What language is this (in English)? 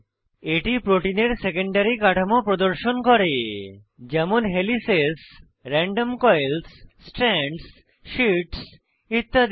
Bangla